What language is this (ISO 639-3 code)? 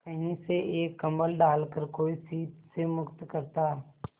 hin